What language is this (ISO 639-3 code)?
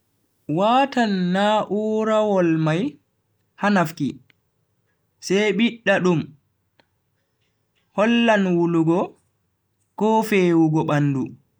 fui